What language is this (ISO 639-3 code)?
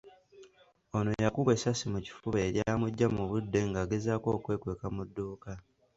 lug